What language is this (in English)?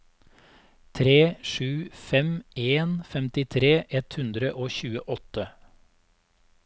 Norwegian